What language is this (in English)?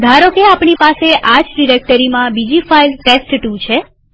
Gujarati